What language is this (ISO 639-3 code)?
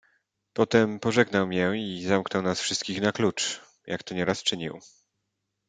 pol